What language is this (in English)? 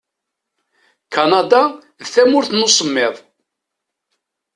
Kabyle